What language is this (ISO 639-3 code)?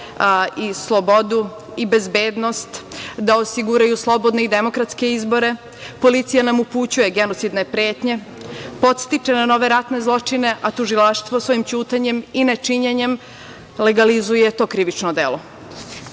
srp